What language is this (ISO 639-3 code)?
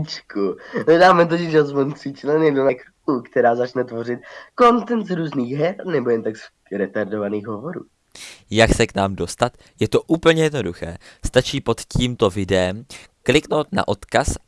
ces